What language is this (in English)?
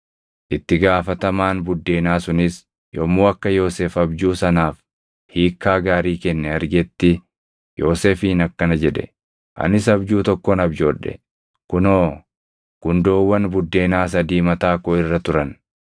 Oromo